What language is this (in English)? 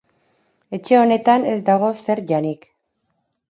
Basque